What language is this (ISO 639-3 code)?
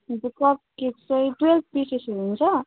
nep